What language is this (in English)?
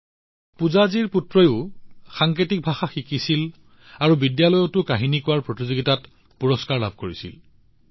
Assamese